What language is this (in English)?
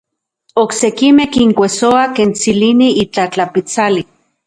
Central Puebla Nahuatl